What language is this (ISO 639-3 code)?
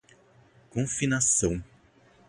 por